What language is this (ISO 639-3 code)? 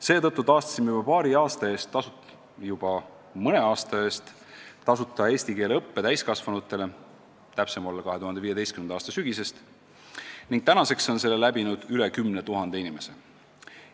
est